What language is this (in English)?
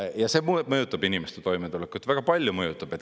Estonian